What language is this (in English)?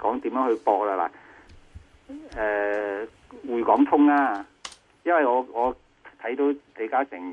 Chinese